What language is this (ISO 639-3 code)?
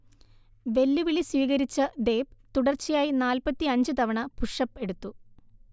mal